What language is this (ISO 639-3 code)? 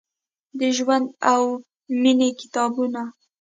pus